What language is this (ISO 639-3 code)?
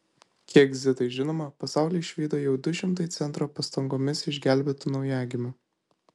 lit